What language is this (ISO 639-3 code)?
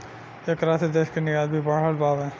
bho